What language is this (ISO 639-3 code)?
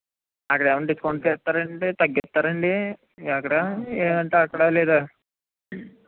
tel